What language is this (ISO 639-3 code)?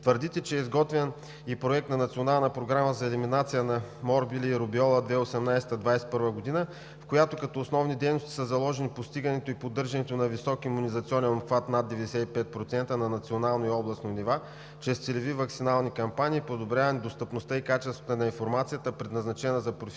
bul